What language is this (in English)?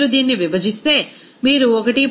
Telugu